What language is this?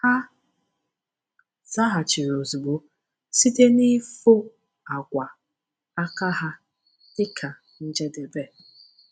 Igbo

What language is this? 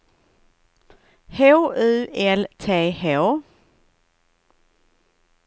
Swedish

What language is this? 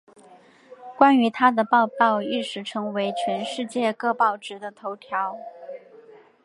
Chinese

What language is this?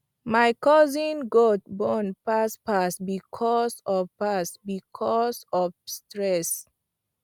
Nigerian Pidgin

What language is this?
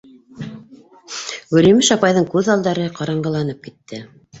Bashkir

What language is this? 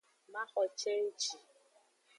Aja (Benin)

